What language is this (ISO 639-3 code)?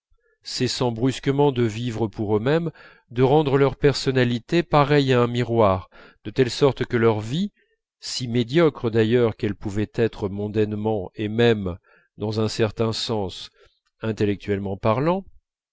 fra